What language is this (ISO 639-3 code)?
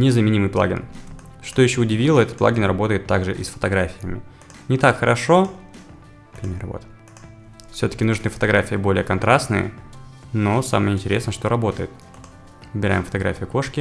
rus